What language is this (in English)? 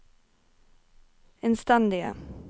Norwegian